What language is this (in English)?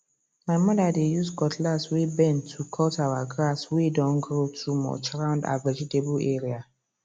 Nigerian Pidgin